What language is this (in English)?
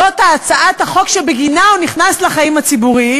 Hebrew